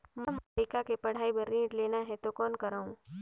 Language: Chhattisgarhi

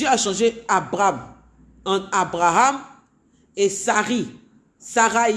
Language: French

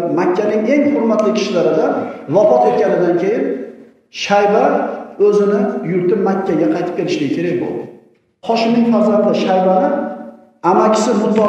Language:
Turkish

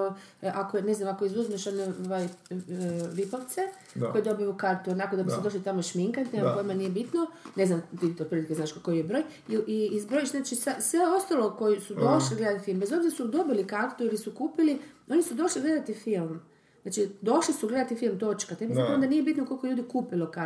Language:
Croatian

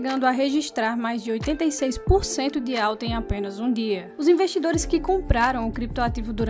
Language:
Portuguese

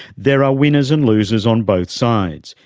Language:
English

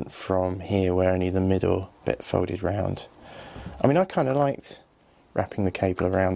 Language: English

